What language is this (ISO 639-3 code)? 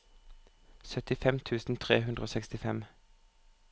nor